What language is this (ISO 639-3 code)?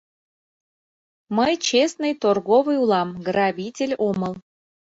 chm